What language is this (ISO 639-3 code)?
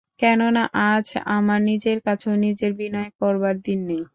ben